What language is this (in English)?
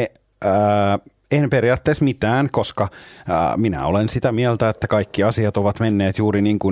Finnish